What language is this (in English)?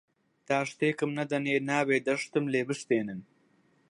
Central Kurdish